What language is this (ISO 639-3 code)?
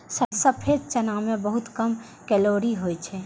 mai